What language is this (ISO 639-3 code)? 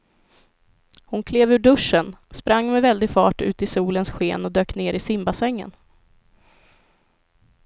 swe